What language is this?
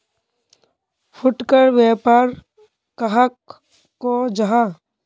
Magahi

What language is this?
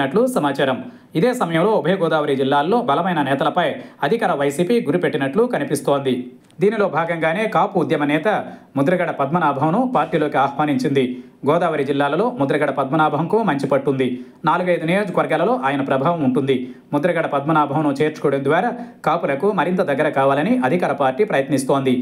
Telugu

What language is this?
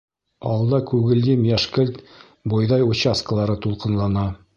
Bashkir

